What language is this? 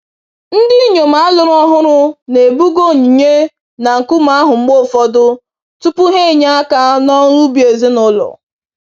Igbo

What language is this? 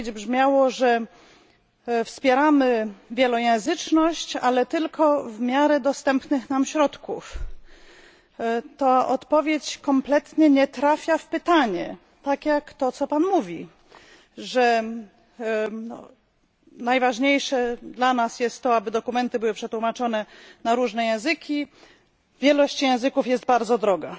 Polish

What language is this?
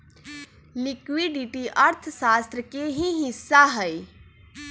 Magahi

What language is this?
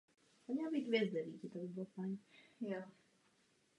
Czech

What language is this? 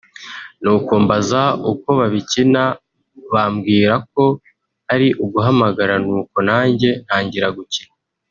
Kinyarwanda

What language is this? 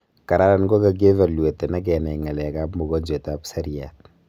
Kalenjin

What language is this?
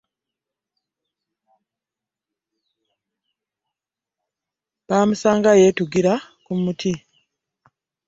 Ganda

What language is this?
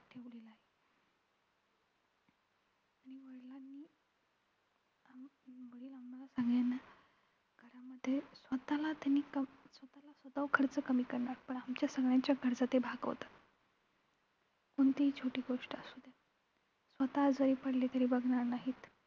Marathi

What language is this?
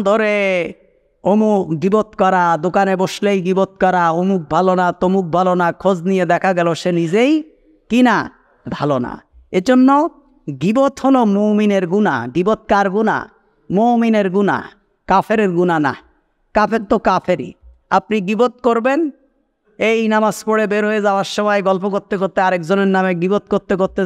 Bangla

